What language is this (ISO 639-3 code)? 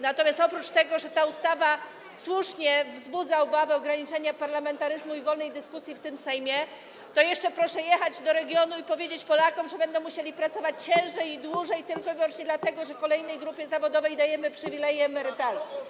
pol